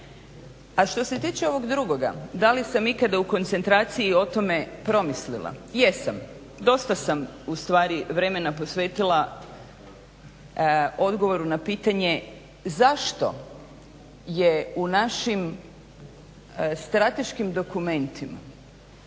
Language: Croatian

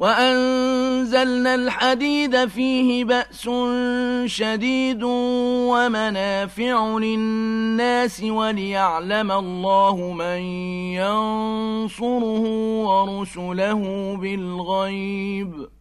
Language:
Arabic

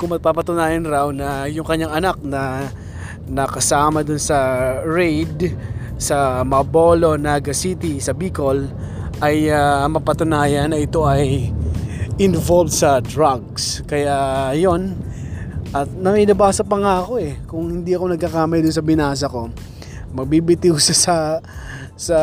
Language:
Filipino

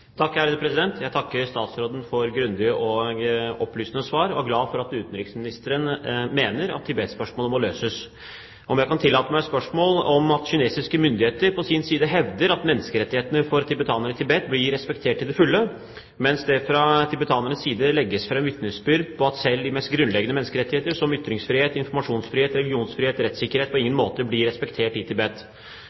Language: Norwegian Bokmål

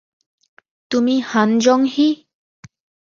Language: Bangla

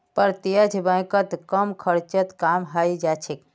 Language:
Magahi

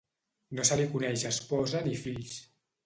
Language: Catalan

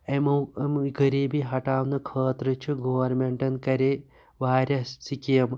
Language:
Kashmiri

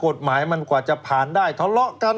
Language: Thai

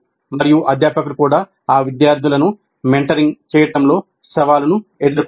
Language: Telugu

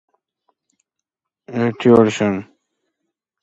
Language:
Georgian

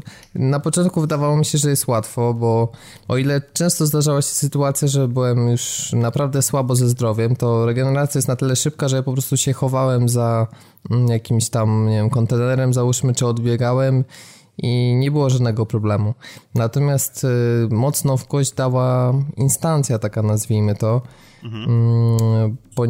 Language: Polish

